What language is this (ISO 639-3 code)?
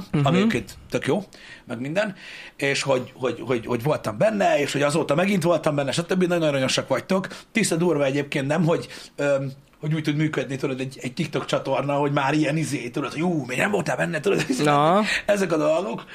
hun